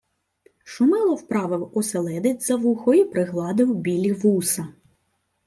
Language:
Ukrainian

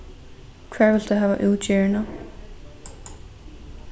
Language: Faroese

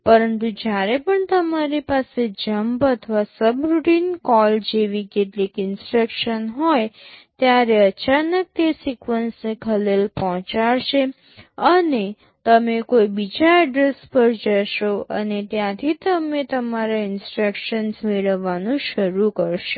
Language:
Gujarati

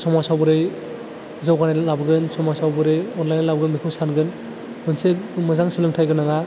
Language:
Bodo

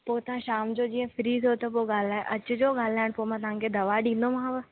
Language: Sindhi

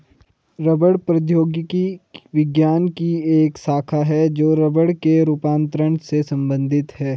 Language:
Hindi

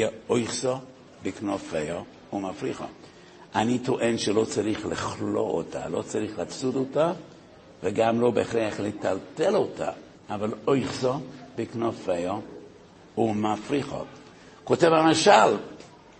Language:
Hebrew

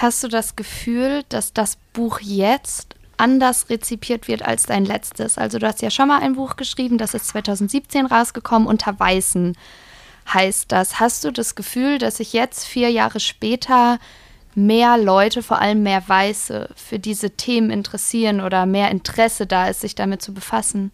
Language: German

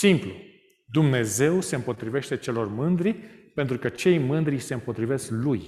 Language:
Romanian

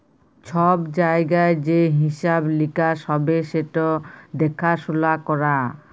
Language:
Bangla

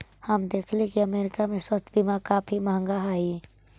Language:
Magahi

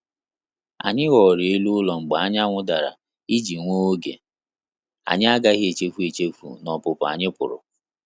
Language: Igbo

